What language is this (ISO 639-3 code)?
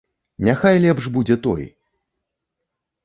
bel